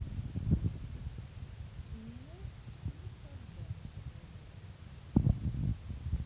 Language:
Russian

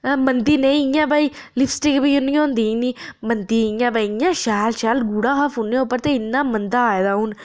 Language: Dogri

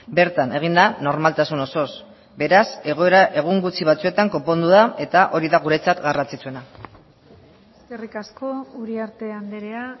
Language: Basque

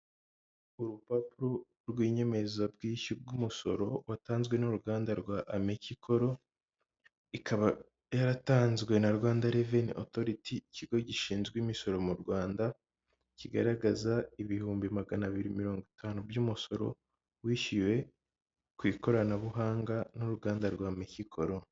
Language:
Kinyarwanda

